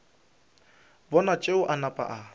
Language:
Northern Sotho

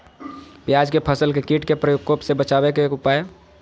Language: Magahi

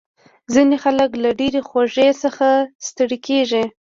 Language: Pashto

